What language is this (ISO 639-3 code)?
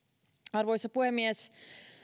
fin